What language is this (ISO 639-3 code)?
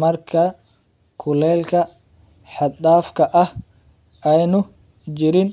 som